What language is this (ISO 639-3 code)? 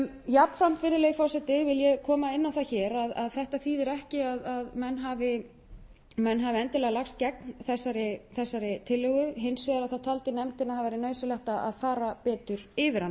isl